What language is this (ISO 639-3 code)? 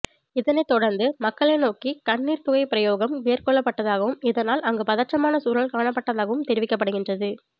tam